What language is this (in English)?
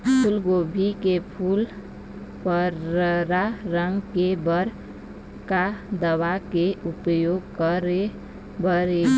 Chhattisgarhi